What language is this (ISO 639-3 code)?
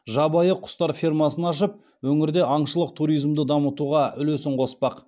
kaz